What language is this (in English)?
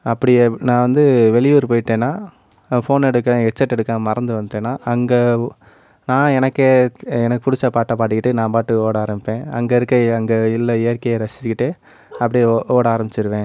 Tamil